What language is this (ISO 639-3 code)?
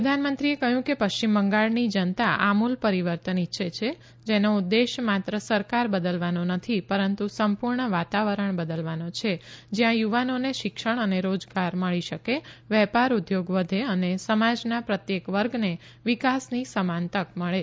guj